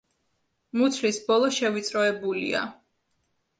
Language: Georgian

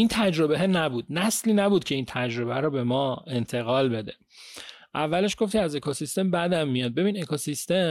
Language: Persian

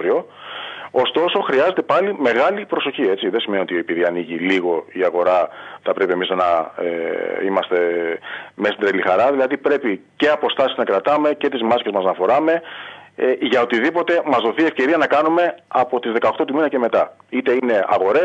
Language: Greek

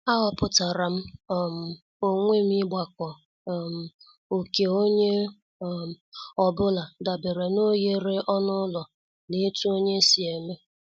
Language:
Igbo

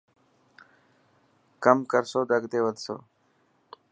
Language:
Dhatki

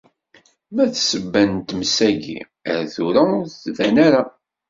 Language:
Kabyle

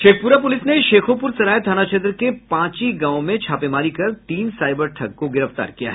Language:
Hindi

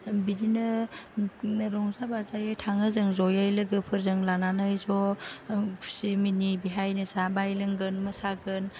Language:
Bodo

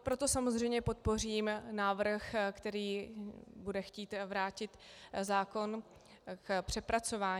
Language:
Czech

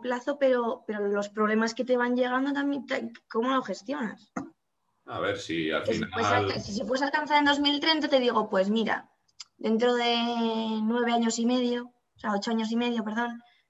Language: Spanish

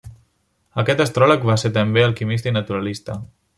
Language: Catalan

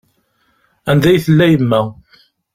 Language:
Kabyle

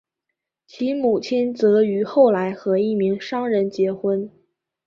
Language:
Chinese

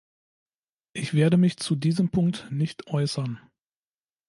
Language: German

